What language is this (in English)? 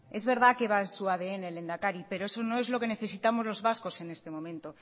Spanish